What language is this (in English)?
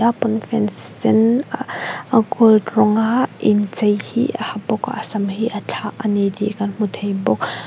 Mizo